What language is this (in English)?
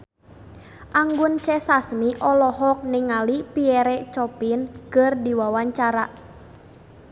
Sundanese